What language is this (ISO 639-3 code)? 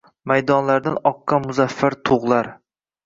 uzb